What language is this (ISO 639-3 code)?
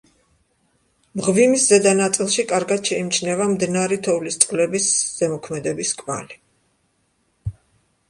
kat